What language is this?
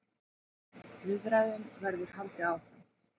Icelandic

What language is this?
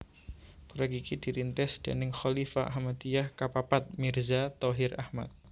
Javanese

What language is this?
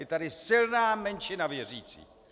Czech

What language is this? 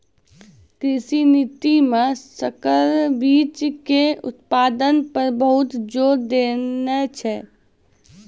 Maithili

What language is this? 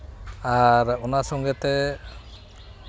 Santali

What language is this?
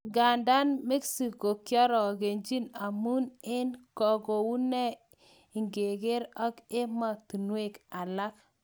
Kalenjin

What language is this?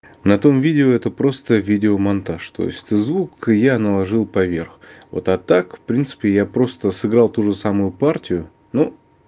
Russian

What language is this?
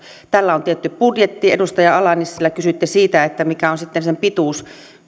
Finnish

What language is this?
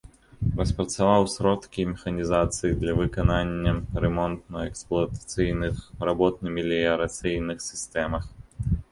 Belarusian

